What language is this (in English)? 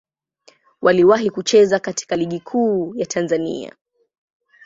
Swahili